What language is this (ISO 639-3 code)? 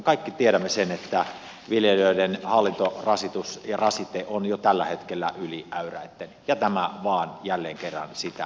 fin